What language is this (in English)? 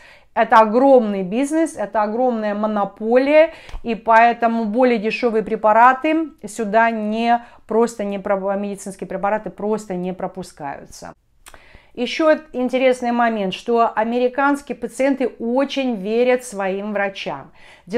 Russian